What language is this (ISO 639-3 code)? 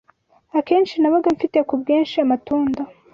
kin